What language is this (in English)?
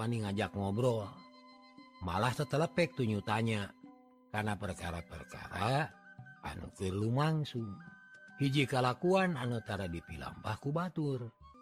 Indonesian